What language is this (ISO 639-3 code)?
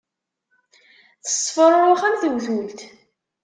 kab